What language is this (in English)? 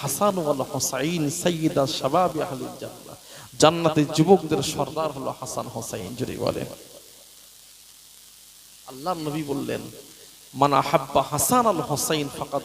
Arabic